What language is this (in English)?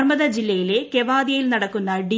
Malayalam